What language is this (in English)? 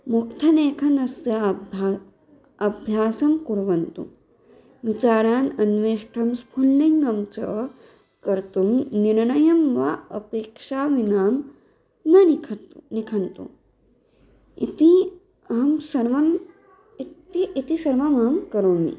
Sanskrit